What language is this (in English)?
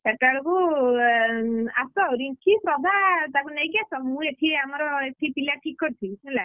Odia